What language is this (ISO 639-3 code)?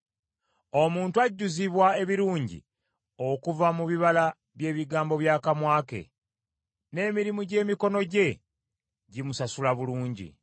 lug